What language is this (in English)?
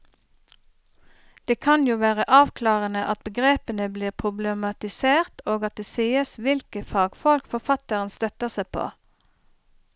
Norwegian